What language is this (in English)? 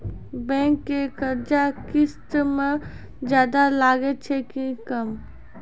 Maithili